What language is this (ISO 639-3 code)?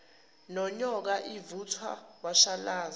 zul